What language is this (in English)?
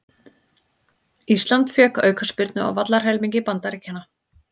Icelandic